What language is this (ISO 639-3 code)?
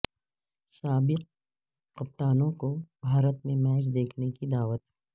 urd